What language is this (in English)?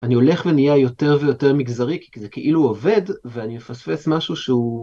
Hebrew